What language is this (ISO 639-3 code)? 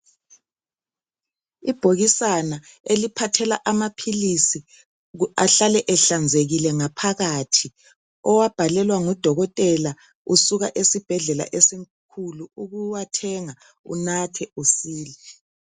nde